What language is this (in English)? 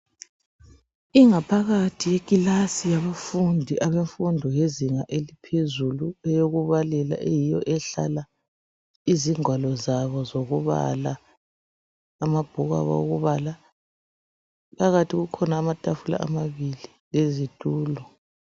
North Ndebele